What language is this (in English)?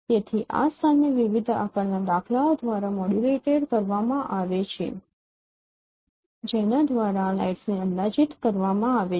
Gujarati